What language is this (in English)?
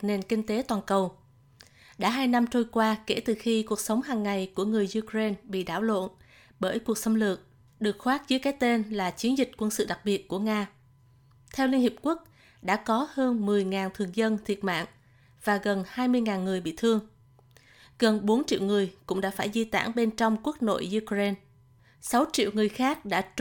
Vietnamese